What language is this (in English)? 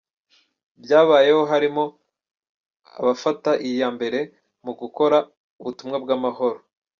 Kinyarwanda